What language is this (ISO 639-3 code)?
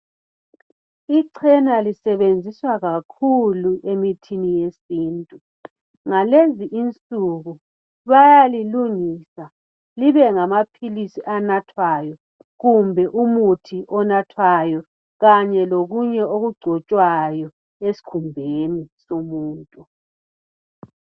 nde